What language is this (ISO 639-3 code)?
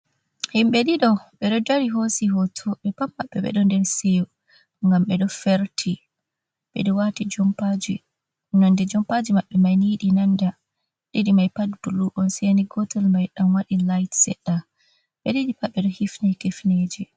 ful